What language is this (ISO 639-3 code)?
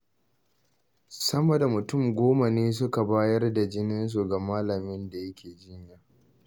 hau